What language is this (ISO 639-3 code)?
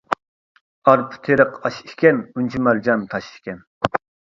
uig